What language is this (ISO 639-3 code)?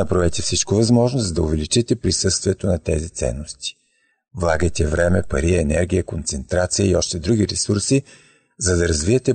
bul